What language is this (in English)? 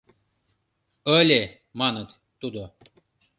Mari